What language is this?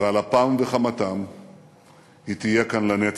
Hebrew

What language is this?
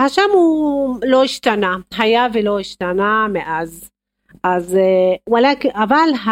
Hebrew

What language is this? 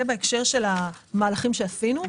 Hebrew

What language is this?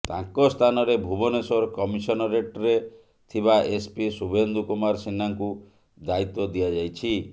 Odia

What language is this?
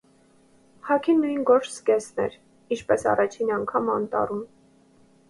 Armenian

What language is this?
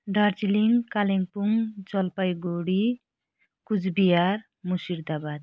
Nepali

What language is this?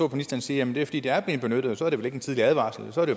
Danish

